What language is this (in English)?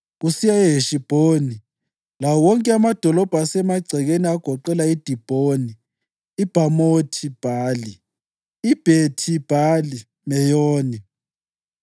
North Ndebele